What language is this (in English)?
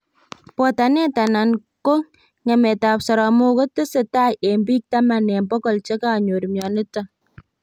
Kalenjin